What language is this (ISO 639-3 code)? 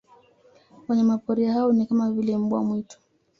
swa